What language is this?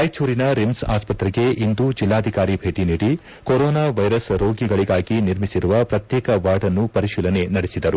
Kannada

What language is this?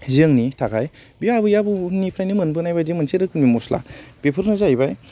Bodo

